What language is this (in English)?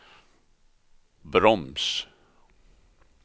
Swedish